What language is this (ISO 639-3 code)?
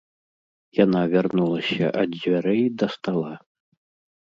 bel